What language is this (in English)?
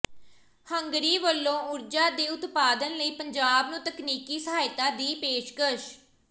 Punjabi